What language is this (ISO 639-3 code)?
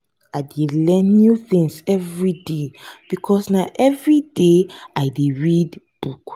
pcm